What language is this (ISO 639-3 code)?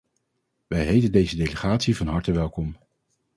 nld